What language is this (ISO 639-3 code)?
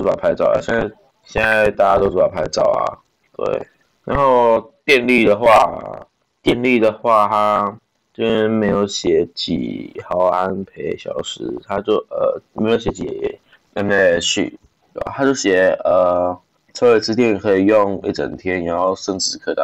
zho